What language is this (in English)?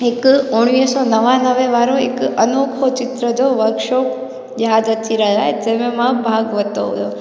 Sindhi